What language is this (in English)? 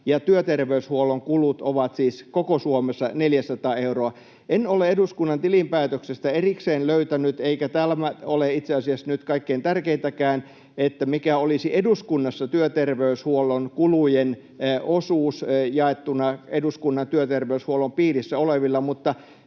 Finnish